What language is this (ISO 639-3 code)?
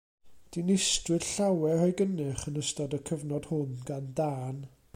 cym